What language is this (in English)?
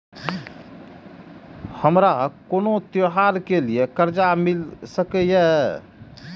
Maithili